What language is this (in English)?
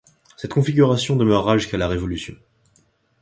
French